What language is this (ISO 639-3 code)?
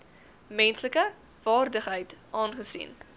afr